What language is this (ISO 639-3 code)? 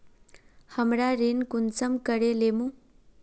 mag